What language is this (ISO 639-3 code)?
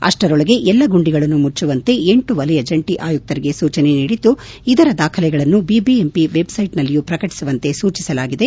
kan